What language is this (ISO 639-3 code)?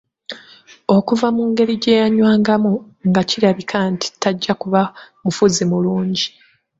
lug